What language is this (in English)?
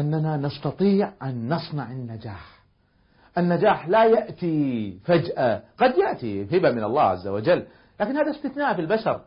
Arabic